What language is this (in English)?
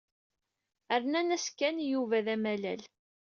Kabyle